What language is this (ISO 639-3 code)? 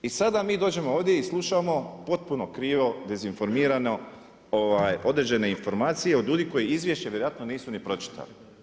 hrv